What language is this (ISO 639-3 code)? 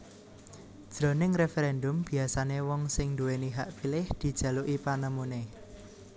jav